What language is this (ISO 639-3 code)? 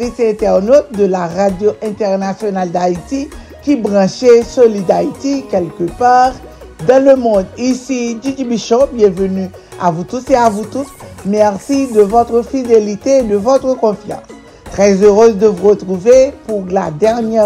fra